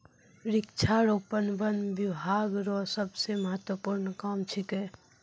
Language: Maithili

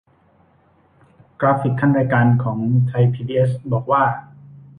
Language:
Thai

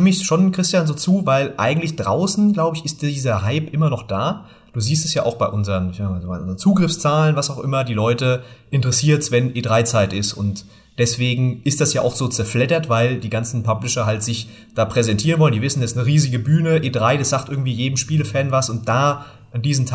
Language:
German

